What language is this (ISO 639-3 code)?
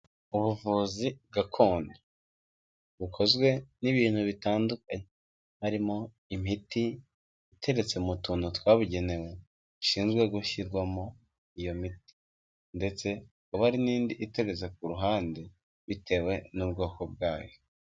kin